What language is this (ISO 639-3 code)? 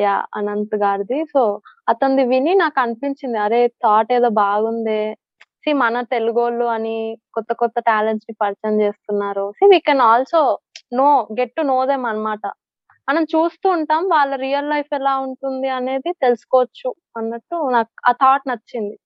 tel